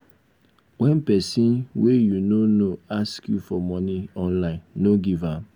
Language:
Nigerian Pidgin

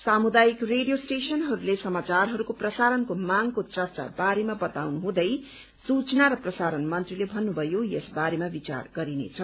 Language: Nepali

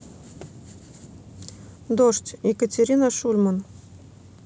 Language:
Russian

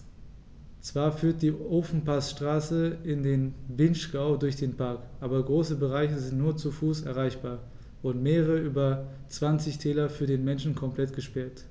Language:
German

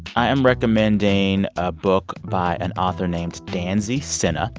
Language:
English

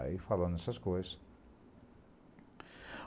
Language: Portuguese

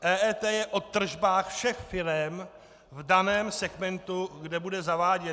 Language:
Czech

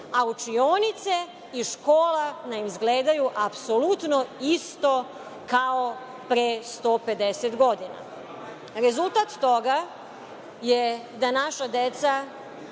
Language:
Serbian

